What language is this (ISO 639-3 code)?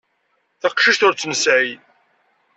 kab